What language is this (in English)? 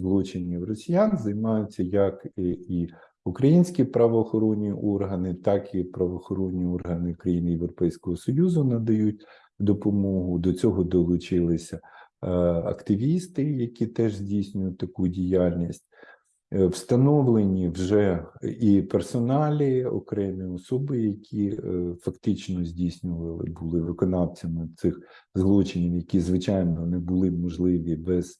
Ukrainian